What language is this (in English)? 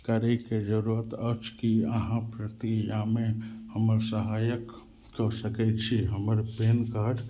Maithili